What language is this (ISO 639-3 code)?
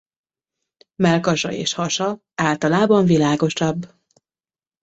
hun